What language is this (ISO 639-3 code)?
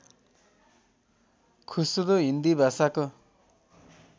nep